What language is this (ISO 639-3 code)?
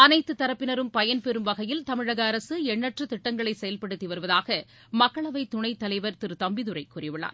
tam